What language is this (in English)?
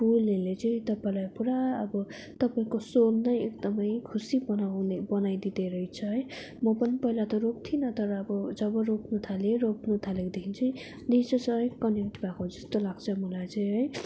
Nepali